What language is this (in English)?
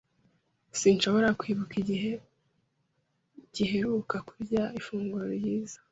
Kinyarwanda